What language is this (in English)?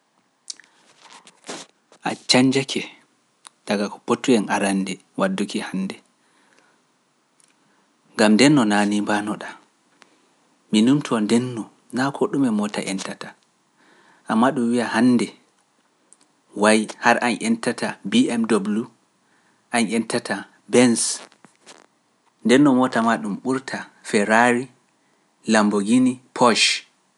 Pular